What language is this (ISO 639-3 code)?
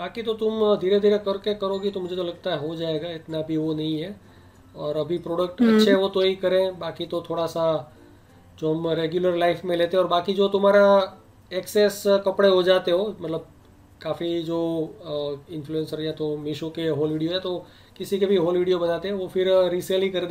hin